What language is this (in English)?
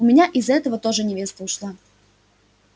Russian